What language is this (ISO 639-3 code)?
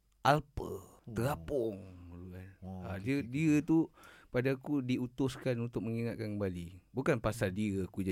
msa